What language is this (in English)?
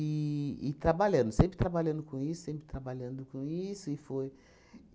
Portuguese